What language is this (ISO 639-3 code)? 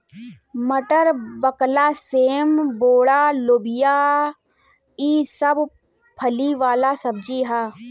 bho